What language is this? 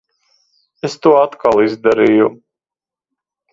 Latvian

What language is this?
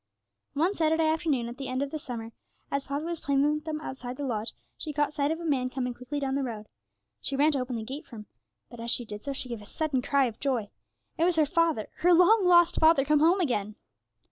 English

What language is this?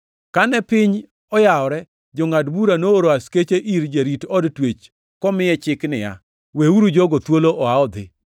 Luo (Kenya and Tanzania)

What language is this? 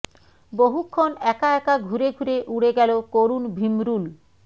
Bangla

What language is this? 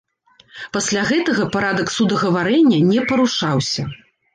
Belarusian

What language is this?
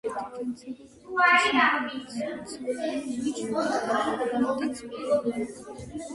Georgian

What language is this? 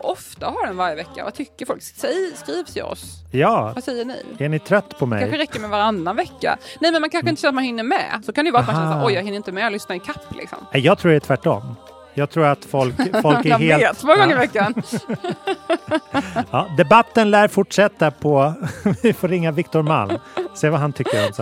Swedish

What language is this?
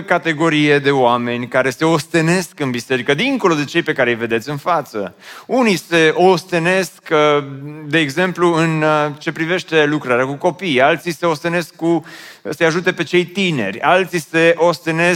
Romanian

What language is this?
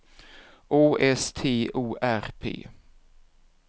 Swedish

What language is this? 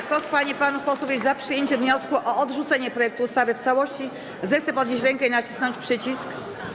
Polish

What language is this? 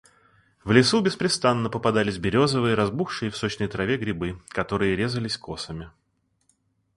Russian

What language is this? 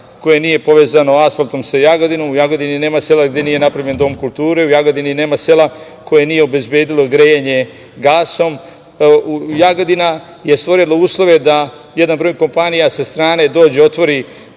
Serbian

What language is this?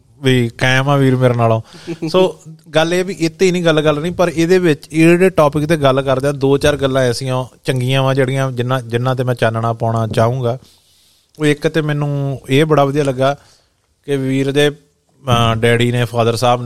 Punjabi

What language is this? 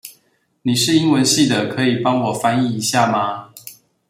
Chinese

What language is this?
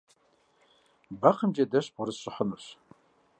Kabardian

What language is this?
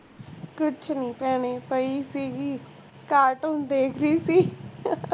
Punjabi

